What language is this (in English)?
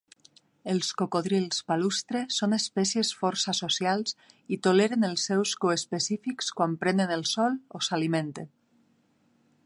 Catalan